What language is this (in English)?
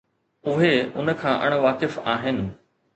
Sindhi